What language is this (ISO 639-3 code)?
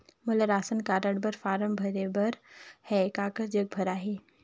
hne